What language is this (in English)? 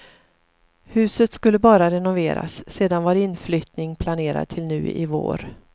Swedish